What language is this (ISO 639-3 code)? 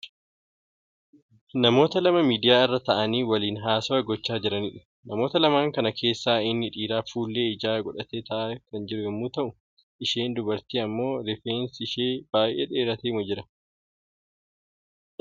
orm